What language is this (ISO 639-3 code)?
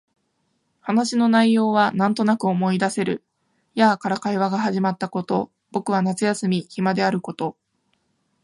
jpn